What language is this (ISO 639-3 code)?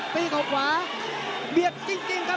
tha